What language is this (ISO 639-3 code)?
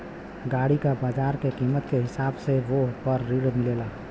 bho